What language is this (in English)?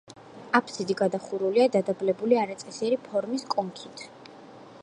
Georgian